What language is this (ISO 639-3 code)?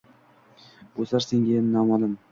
uzb